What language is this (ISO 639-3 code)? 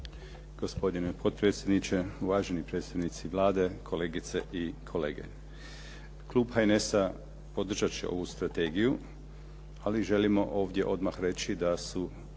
hrv